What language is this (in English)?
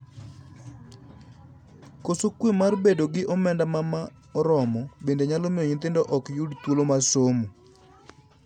Luo (Kenya and Tanzania)